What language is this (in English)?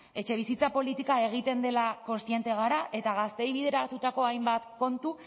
Basque